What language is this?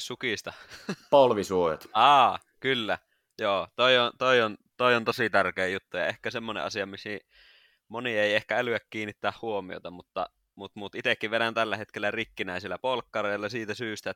Finnish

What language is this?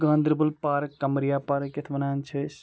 Kashmiri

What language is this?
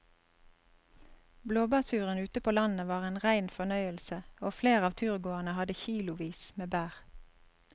Norwegian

